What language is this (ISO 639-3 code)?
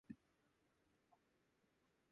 jpn